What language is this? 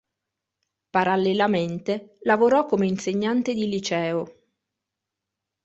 Italian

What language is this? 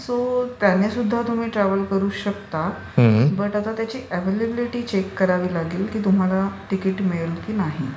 Marathi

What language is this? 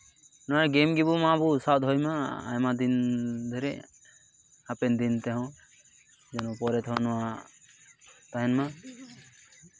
Santali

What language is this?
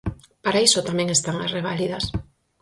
Galician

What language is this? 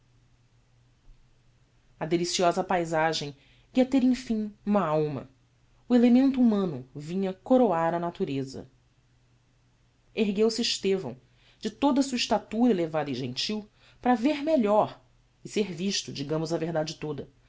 Portuguese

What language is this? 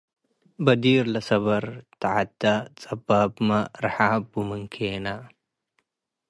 Tigre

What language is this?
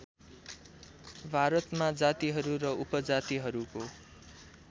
Nepali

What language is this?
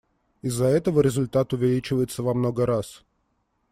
Russian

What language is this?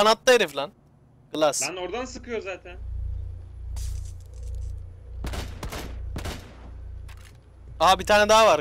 Turkish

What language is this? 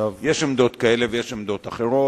Hebrew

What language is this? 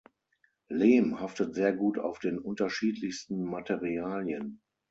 German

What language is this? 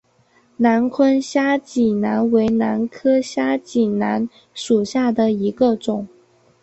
Chinese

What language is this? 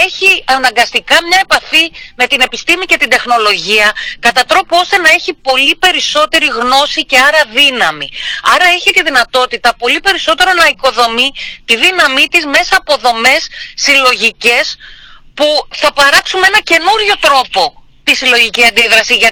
Greek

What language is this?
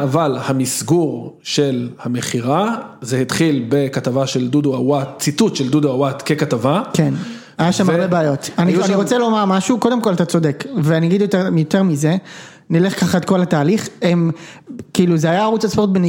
Hebrew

